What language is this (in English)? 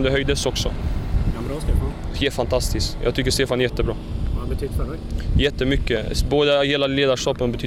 Swedish